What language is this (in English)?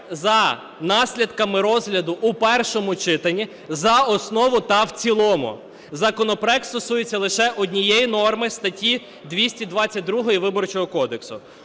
Ukrainian